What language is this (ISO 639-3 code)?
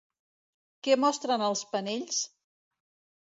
cat